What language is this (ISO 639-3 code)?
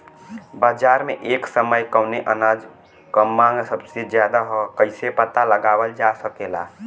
bho